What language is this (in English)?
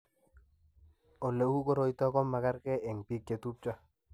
Kalenjin